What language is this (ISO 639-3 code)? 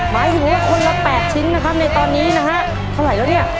tha